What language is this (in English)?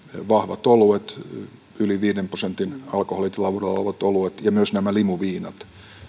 Finnish